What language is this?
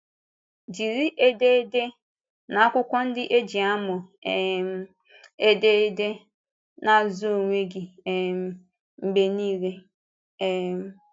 Igbo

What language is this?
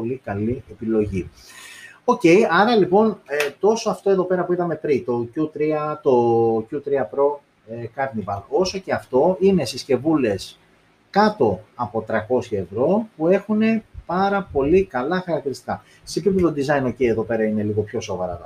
Greek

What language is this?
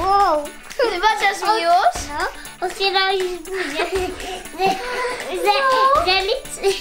Polish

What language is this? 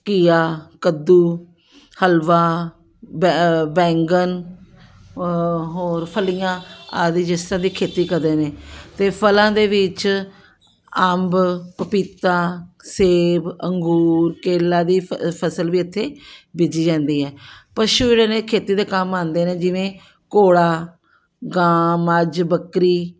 Punjabi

